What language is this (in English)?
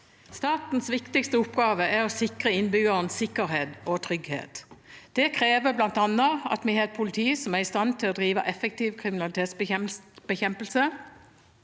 Norwegian